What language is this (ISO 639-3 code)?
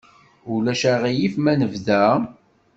kab